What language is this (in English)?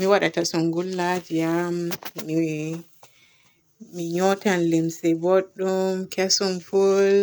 Borgu Fulfulde